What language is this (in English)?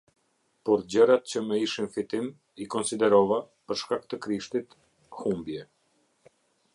Albanian